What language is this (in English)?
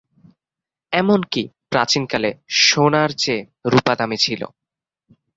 Bangla